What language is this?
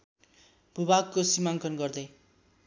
Nepali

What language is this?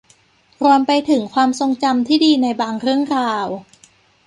Thai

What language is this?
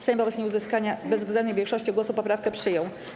Polish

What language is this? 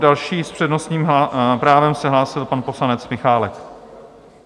Czech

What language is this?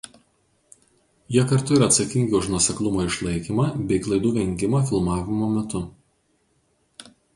Lithuanian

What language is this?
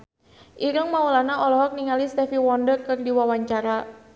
Sundanese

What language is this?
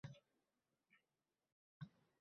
Uzbek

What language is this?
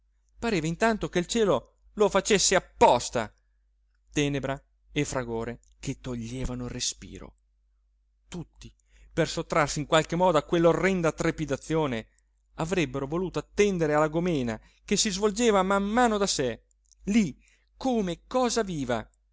Italian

